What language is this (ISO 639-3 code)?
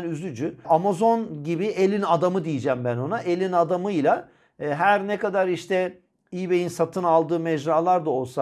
tur